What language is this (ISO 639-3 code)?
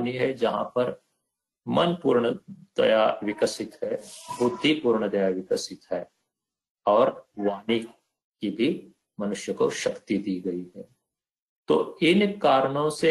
hin